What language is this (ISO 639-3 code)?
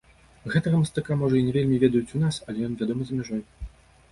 bel